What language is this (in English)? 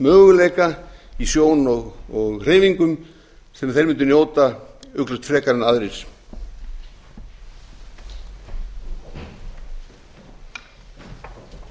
Icelandic